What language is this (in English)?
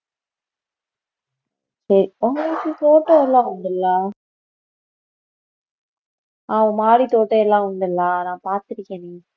Tamil